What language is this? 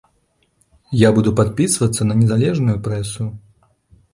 Belarusian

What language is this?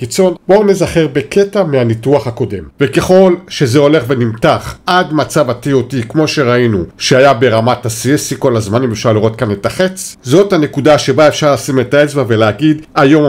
Hebrew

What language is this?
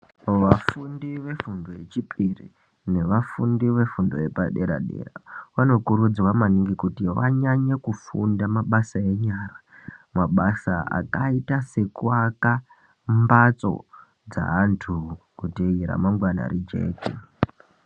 Ndau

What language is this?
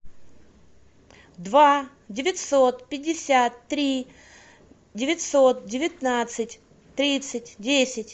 Russian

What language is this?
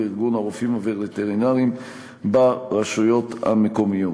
Hebrew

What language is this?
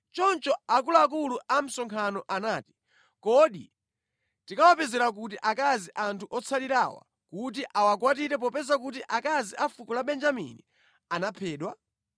Nyanja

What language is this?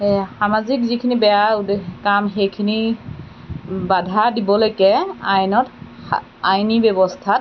Assamese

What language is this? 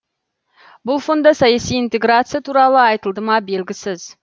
Kazakh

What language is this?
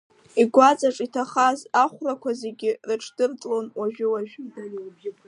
Abkhazian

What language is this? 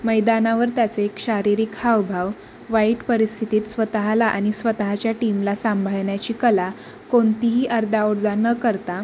Marathi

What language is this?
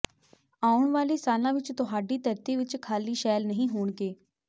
Punjabi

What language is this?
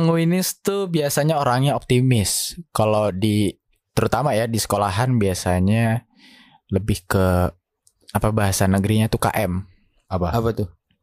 Indonesian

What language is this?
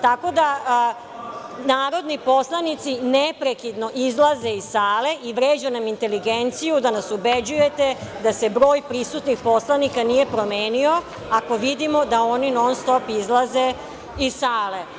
Serbian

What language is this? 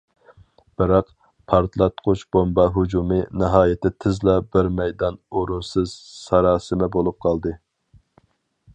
Uyghur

